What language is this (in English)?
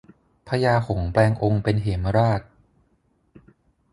Thai